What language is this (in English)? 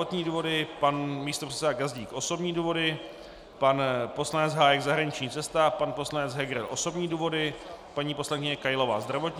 Czech